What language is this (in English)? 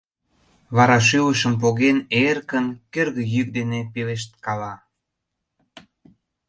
Mari